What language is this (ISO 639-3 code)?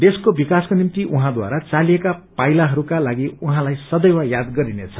nep